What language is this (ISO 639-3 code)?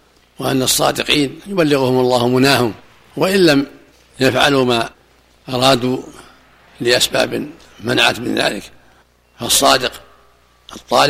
ara